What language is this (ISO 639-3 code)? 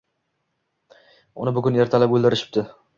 uzb